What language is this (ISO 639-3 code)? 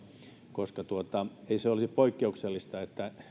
fin